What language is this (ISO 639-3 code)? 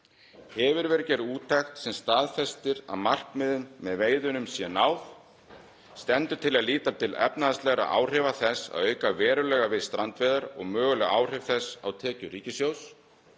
isl